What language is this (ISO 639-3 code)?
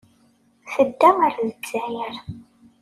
kab